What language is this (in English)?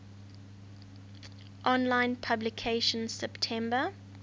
English